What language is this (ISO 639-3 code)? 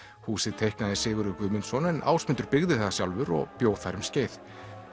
isl